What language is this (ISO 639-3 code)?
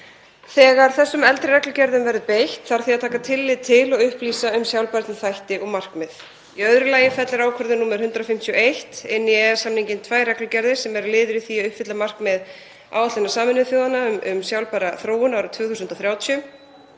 isl